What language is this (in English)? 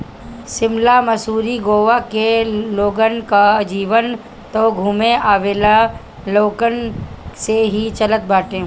Bhojpuri